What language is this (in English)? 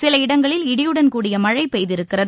Tamil